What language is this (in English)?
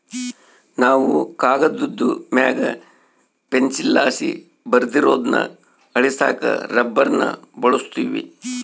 Kannada